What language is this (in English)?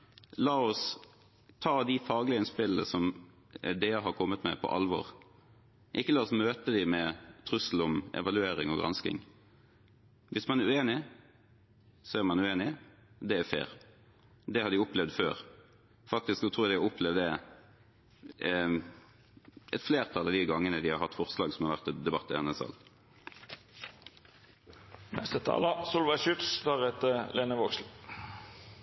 Norwegian Bokmål